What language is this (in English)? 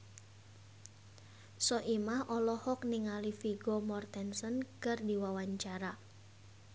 Sundanese